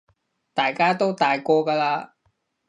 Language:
Cantonese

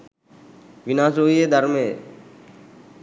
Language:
Sinhala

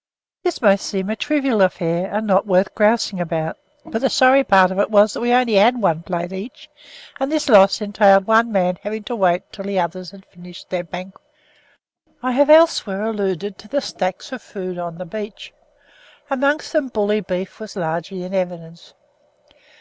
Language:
English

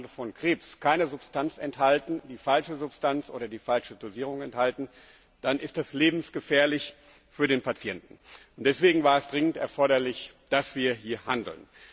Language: German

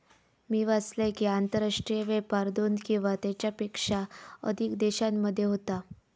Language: Marathi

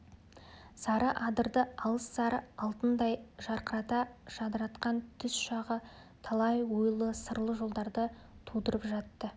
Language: Kazakh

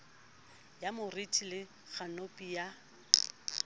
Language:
Southern Sotho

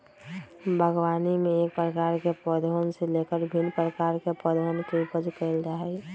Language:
Magahi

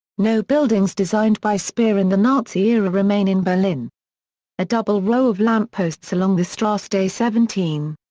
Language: English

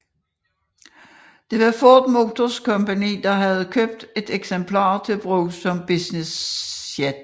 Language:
Danish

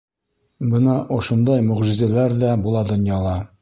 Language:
Bashkir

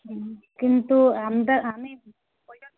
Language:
Bangla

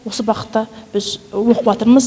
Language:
Kazakh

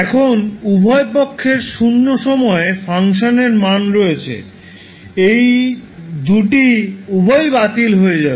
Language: Bangla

